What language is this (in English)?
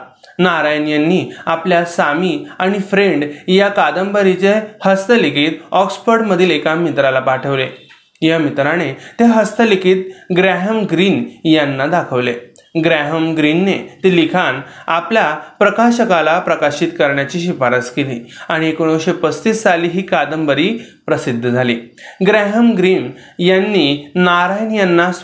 Marathi